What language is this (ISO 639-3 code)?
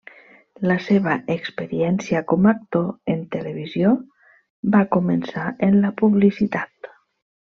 cat